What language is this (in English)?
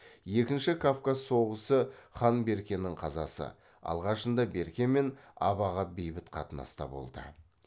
Kazakh